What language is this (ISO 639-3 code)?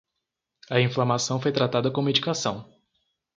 por